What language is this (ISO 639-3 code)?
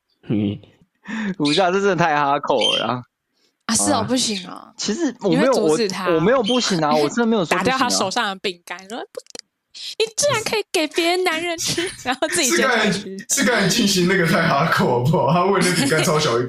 zho